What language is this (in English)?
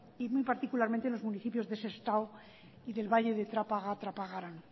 Spanish